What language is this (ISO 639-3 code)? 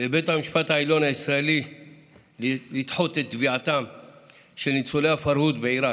heb